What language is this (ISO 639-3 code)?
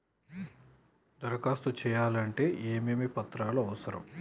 tel